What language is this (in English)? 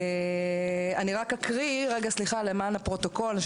Hebrew